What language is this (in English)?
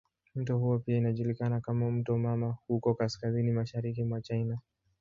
Swahili